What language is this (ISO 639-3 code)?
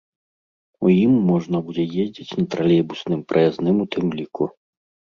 bel